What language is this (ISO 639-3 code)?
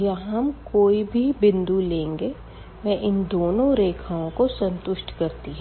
hin